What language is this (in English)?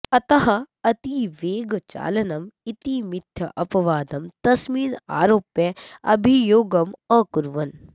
Sanskrit